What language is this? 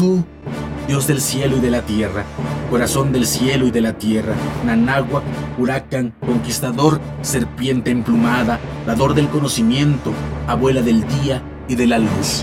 Spanish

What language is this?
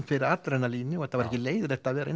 Icelandic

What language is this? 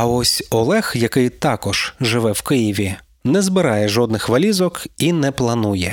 Ukrainian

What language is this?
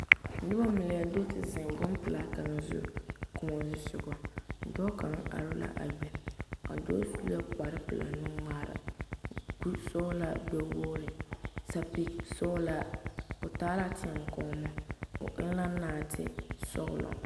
Southern Dagaare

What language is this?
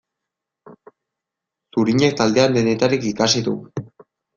Basque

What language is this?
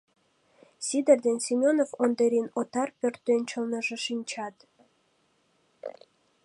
Mari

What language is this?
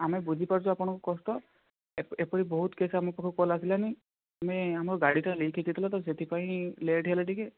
Odia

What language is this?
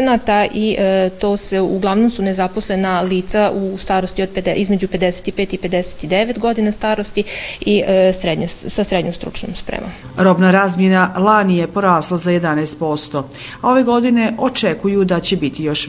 Croatian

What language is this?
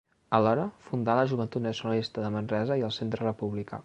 Catalan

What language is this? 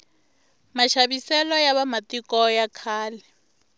Tsonga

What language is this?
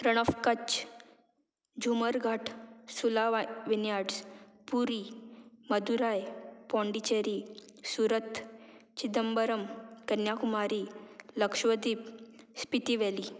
Konkani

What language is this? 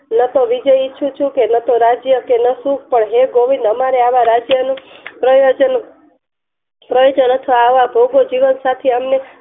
Gujarati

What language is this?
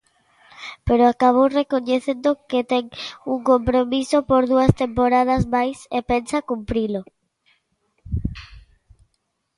Galician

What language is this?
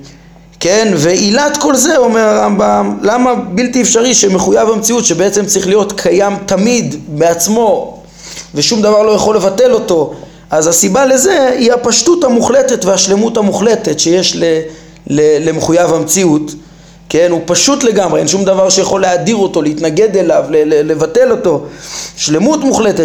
Hebrew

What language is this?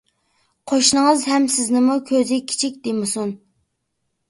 Uyghur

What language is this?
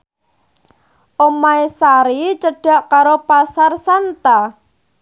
Javanese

